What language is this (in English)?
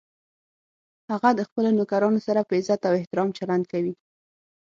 Pashto